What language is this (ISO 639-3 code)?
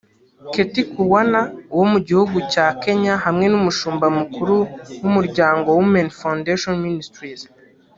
kin